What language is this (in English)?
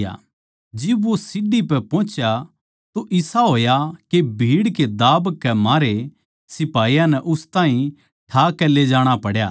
Haryanvi